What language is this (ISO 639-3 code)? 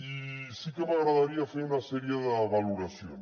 cat